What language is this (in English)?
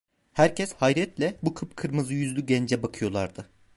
Turkish